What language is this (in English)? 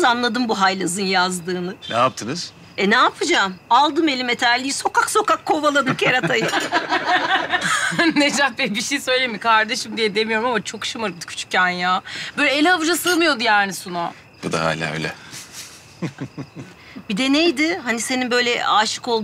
Turkish